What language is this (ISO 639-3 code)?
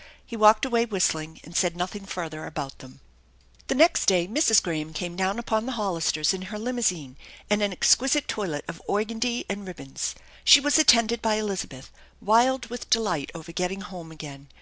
eng